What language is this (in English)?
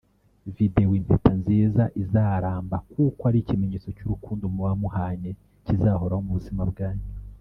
Kinyarwanda